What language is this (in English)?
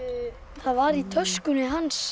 Icelandic